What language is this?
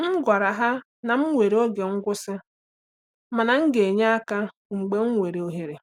Igbo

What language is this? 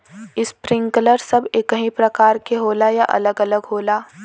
Bhojpuri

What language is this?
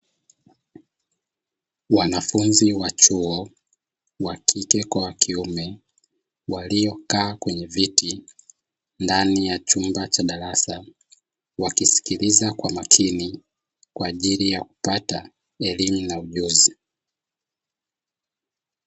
Swahili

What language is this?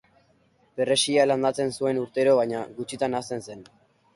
Basque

